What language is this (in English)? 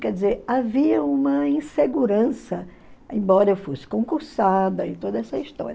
Portuguese